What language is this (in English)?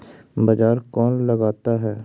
Magahi